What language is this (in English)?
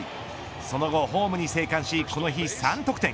Japanese